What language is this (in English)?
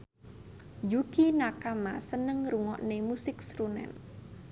Javanese